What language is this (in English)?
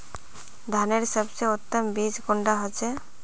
Magahi